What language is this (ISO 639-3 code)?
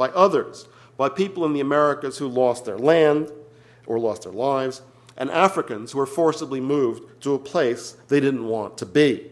eng